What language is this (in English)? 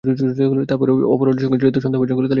Bangla